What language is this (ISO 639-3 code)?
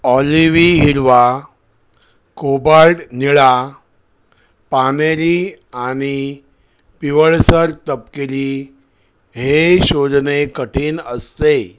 mar